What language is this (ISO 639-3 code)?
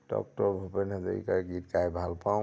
asm